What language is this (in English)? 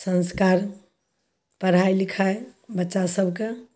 Maithili